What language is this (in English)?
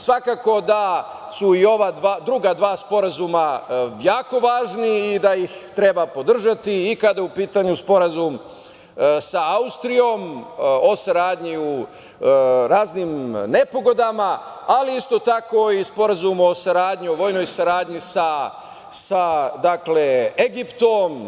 Serbian